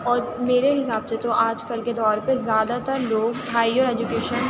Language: Urdu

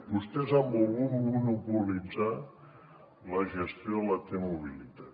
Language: Catalan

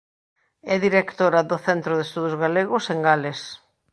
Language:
Galician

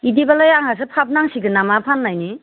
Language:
Bodo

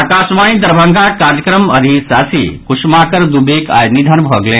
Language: Maithili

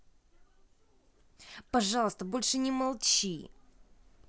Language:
Russian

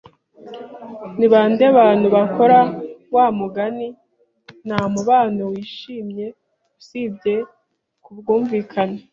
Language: Kinyarwanda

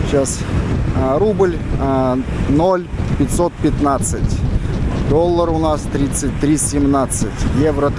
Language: Russian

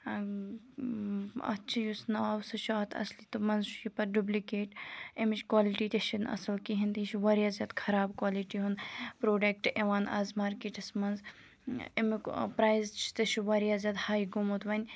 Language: Kashmiri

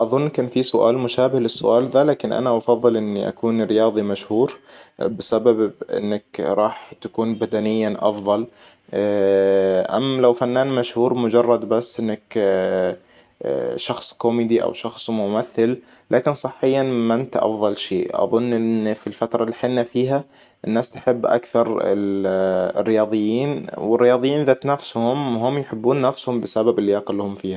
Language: Hijazi Arabic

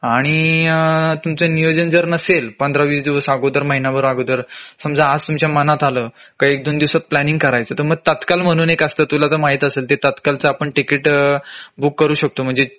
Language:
Marathi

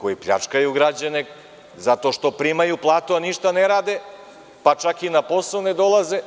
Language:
Serbian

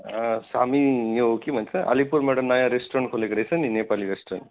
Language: Nepali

